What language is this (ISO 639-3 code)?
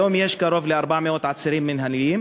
heb